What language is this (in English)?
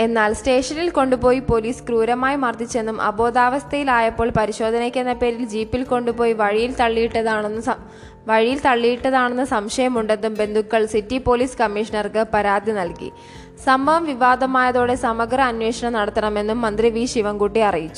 Malayalam